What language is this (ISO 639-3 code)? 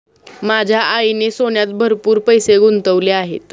mar